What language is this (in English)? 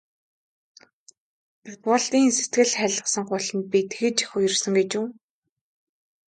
Mongolian